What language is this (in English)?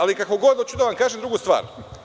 Serbian